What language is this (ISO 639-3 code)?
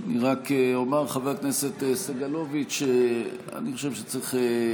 heb